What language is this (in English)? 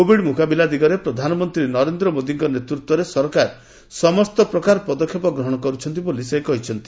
Odia